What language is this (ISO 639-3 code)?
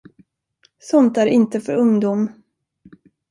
swe